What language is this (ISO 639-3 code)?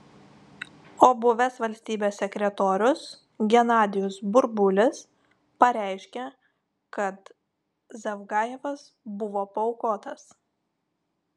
lit